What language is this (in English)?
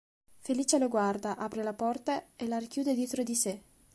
Italian